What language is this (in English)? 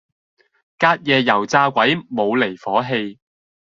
Cantonese